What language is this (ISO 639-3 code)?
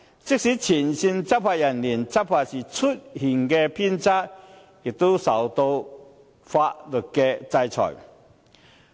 yue